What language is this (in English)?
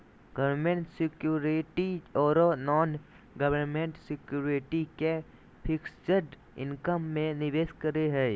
Magahi